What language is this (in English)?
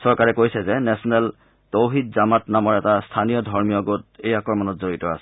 Assamese